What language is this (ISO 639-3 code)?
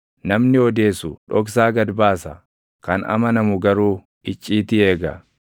orm